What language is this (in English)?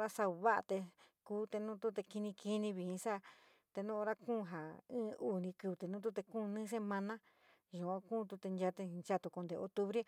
San Miguel El Grande Mixtec